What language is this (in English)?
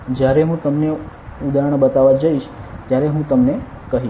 Gujarati